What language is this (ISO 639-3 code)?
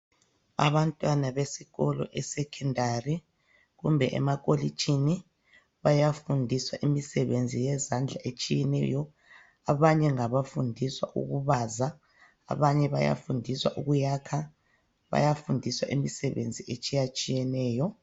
nde